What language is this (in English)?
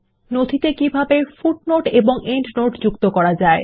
Bangla